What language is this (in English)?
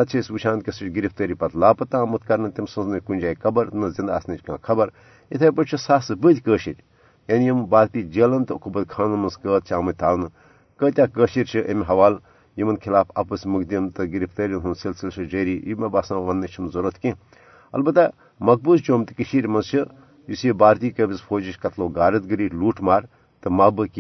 Urdu